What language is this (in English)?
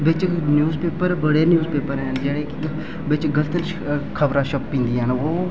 Dogri